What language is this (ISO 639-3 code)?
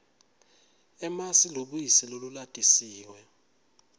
ssw